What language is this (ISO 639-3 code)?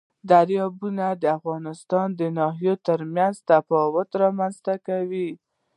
pus